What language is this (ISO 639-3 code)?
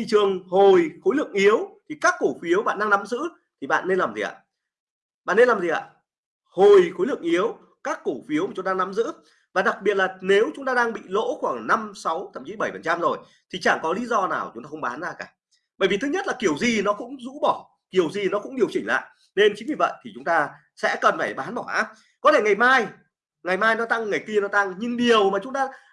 vie